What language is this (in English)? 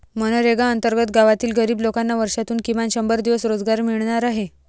Marathi